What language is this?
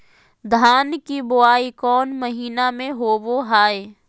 Magahi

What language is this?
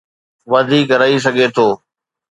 Sindhi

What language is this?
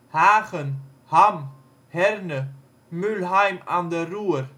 Dutch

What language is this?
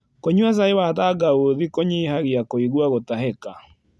Kikuyu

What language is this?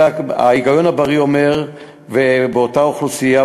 Hebrew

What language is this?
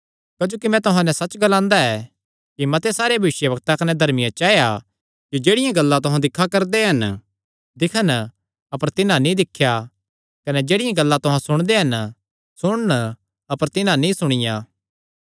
Kangri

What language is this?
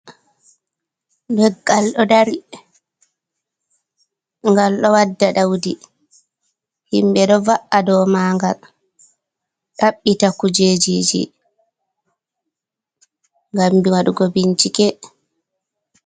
Fula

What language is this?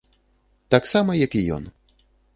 Belarusian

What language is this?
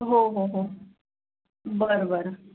Marathi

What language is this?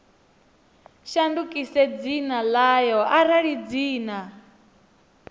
Venda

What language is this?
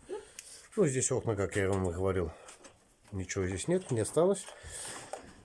Russian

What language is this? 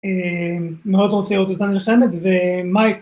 Hebrew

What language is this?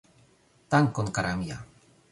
Esperanto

